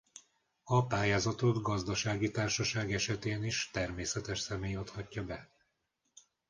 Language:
Hungarian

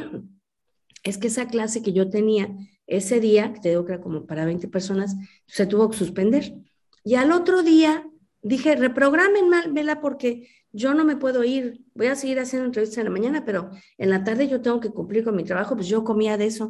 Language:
Spanish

